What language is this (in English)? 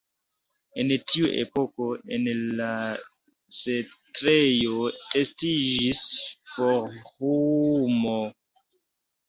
Esperanto